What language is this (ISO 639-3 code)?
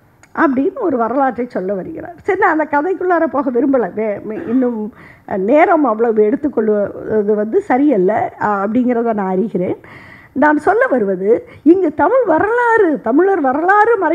ara